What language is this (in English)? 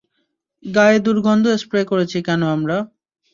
Bangla